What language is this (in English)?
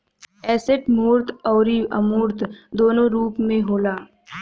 Bhojpuri